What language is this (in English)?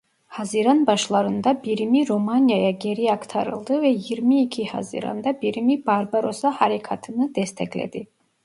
Turkish